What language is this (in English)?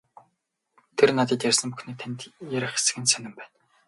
Mongolian